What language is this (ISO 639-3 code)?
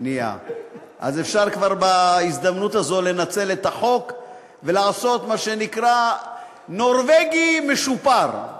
heb